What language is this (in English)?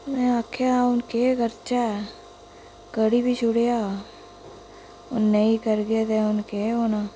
Dogri